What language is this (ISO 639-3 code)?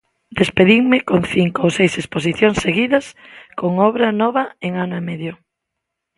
glg